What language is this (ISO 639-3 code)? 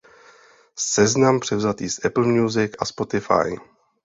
ces